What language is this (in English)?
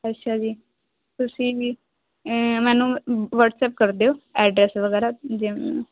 Punjabi